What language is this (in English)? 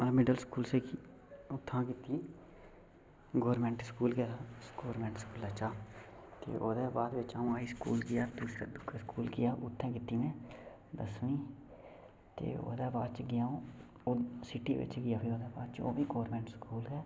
Dogri